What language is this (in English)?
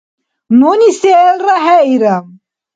Dargwa